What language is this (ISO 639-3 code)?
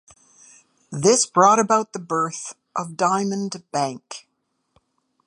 eng